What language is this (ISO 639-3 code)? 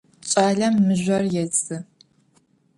ady